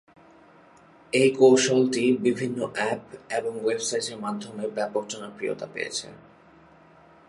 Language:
Bangla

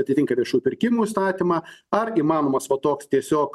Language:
Lithuanian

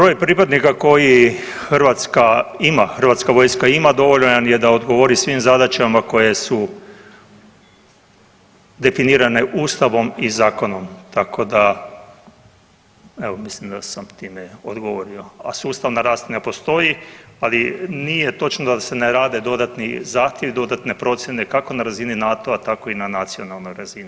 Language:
Croatian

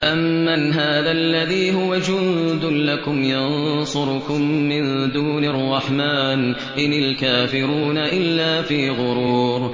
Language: Arabic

